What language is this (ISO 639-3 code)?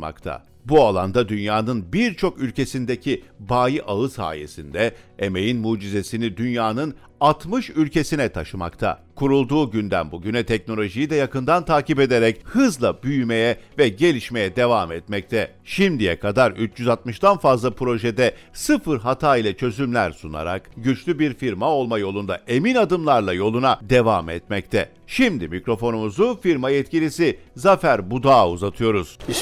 tur